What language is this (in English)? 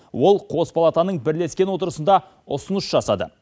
Kazakh